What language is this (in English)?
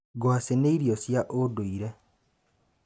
Kikuyu